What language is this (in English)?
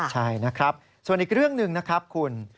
Thai